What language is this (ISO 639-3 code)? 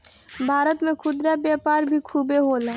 bho